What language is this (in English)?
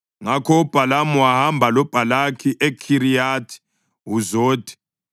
North Ndebele